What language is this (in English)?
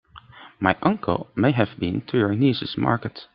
English